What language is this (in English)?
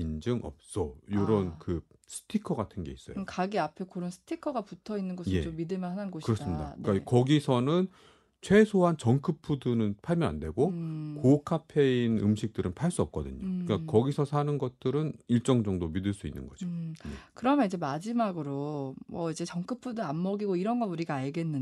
Korean